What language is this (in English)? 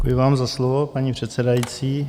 Czech